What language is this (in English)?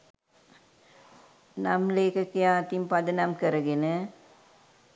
Sinhala